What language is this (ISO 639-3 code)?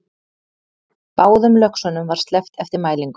isl